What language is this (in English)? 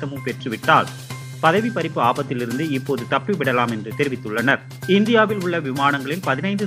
Tamil